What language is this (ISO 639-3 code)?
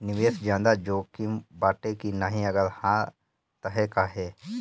bho